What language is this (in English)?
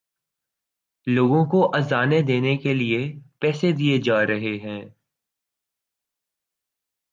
Urdu